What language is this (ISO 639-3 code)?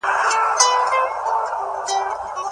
pus